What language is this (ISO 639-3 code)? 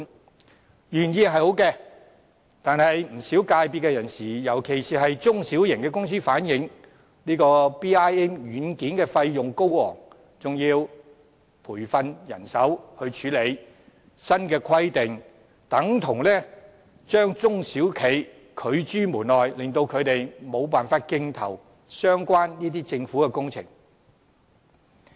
yue